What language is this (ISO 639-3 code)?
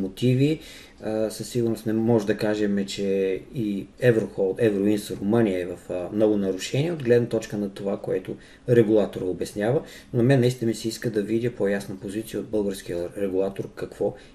bul